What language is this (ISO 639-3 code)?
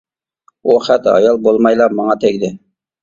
uig